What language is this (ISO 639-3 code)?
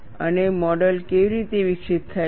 guj